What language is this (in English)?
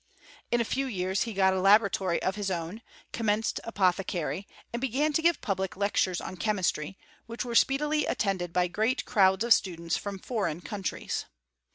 English